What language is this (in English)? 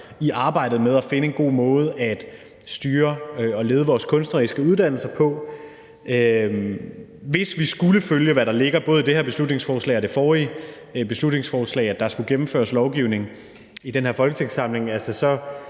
Danish